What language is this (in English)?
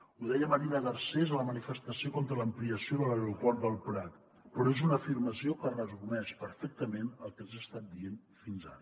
Catalan